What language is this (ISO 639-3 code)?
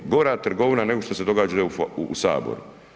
hrv